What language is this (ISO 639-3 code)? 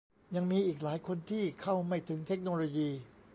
tha